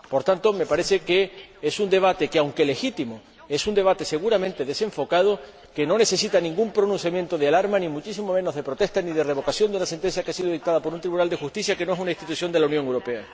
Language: Spanish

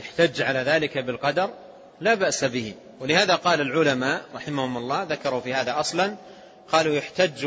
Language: Arabic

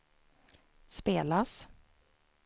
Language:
Swedish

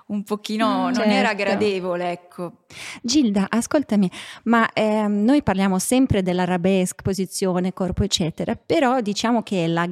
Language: Italian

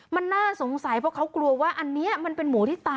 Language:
Thai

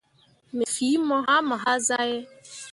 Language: Mundang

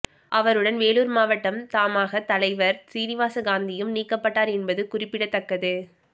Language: Tamil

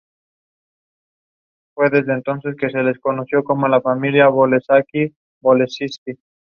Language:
Spanish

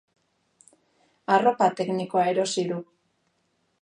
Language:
Basque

